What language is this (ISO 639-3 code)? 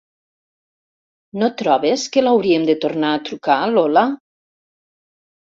cat